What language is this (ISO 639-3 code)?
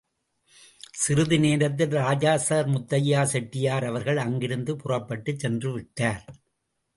tam